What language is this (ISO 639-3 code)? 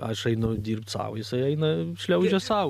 lit